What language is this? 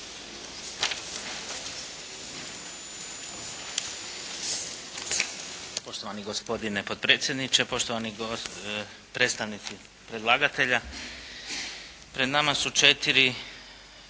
Croatian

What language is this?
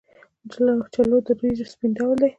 Pashto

